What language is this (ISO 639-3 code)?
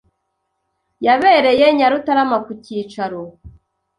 kin